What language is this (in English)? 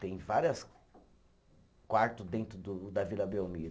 Portuguese